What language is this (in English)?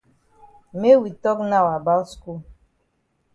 Cameroon Pidgin